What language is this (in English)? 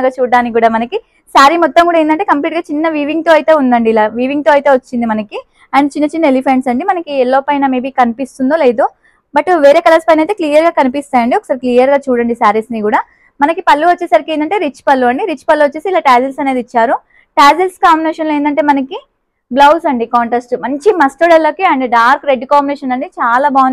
Telugu